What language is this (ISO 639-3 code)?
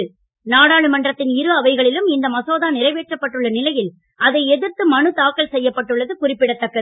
tam